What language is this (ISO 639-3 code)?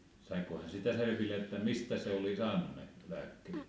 fin